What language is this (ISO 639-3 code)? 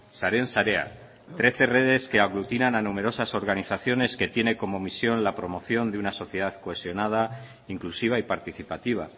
spa